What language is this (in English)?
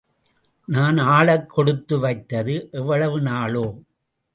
Tamil